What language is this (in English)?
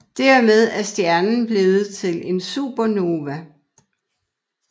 Danish